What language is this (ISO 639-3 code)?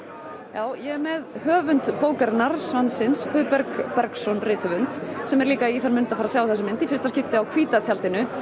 isl